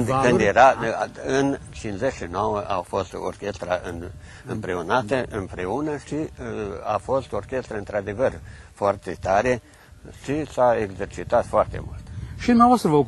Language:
Romanian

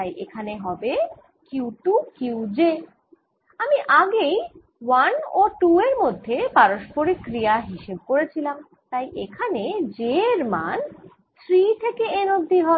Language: Bangla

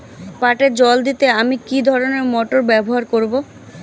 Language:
Bangla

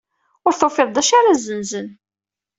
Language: Kabyle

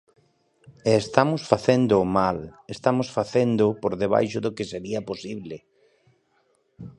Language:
Galician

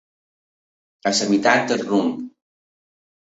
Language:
Catalan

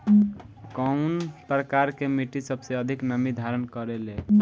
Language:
Bhojpuri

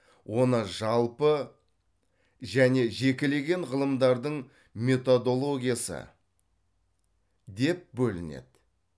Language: Kazakh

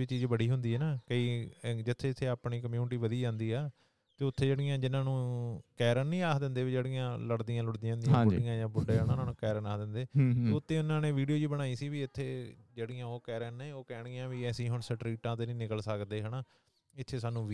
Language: Punjabi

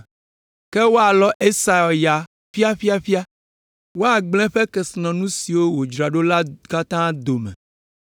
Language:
Ewe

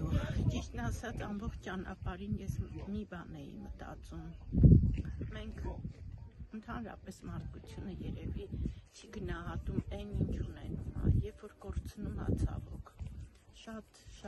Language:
Thai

